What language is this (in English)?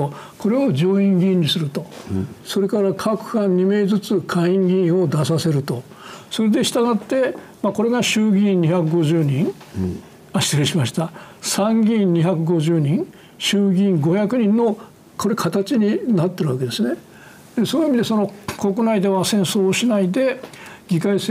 Japanese